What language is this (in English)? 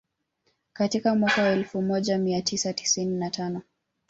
Swahili